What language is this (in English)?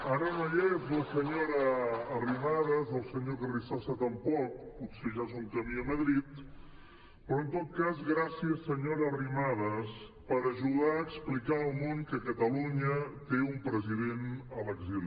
Catalan